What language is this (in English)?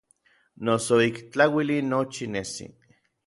Orizaba Nahuatl